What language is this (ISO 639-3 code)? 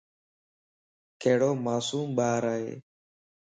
lss